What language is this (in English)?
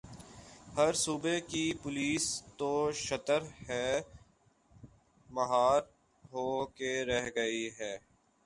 Urdu